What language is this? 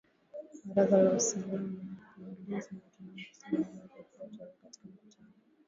Swahili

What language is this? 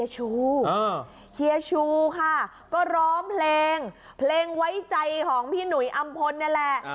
Thai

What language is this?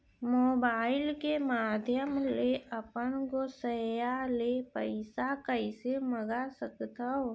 Chhattisgarhi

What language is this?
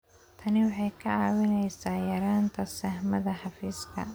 Somali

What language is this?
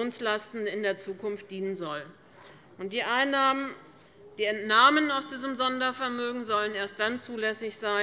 German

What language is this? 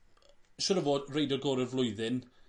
Welsh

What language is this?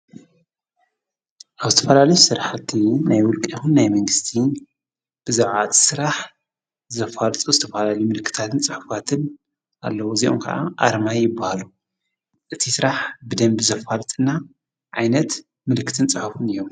Tigrinya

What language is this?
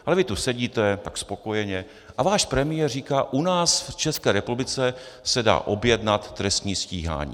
Czech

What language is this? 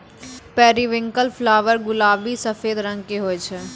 Maithili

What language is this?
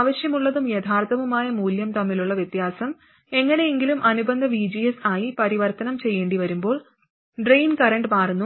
Malayalam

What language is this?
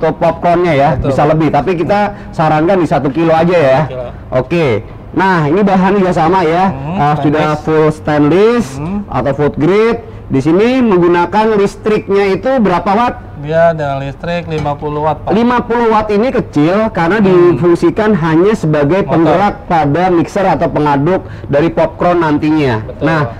Indonesian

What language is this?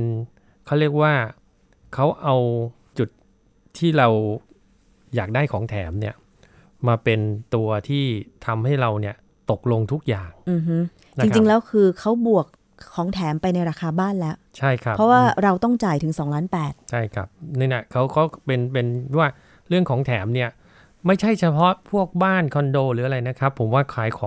Thai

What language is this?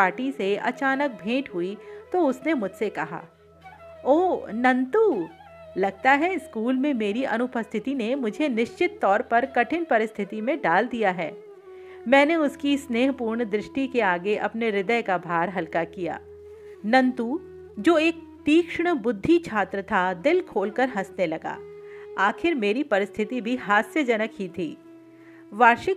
Hindi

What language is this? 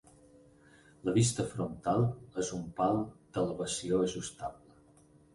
Catalan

